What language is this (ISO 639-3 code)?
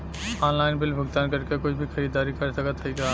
bho